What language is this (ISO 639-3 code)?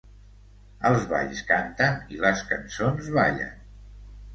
cat